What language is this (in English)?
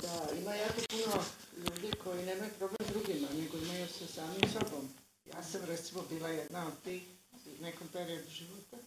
Croatian